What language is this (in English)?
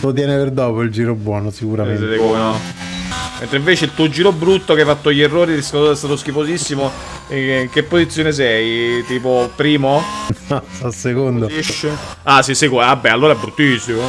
Italian